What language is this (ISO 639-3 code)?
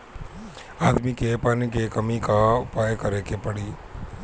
bho